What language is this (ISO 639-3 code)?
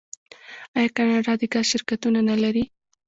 pus